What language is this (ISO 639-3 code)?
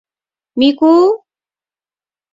chm